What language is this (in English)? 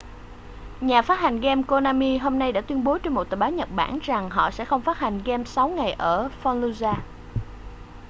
Vietnamese